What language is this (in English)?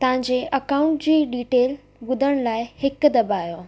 Sindhi